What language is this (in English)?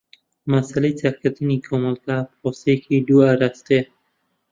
Central Kurdish